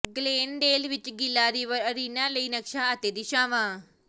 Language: Punjabi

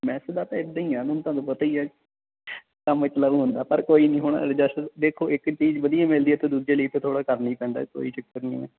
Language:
Punjabi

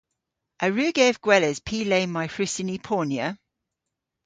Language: Cornish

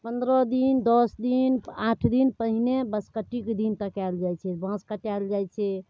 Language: Maithili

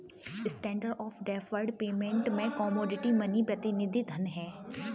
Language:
Hindi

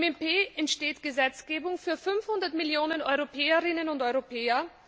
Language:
German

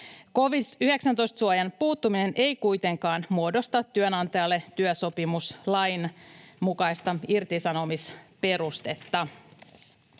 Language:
Finnish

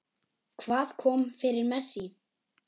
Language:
Icelandic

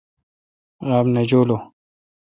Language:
Kalkoti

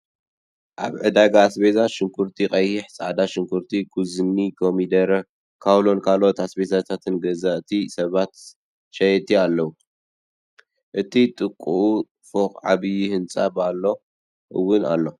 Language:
Tigrinya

